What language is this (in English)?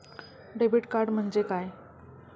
Marathi